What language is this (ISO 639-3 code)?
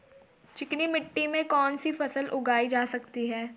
hin